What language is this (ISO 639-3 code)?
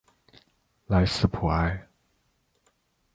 zho